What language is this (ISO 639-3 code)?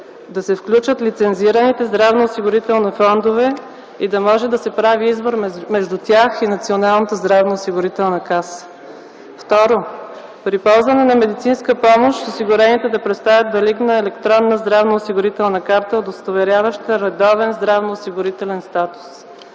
bul